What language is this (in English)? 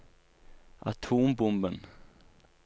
Norwegian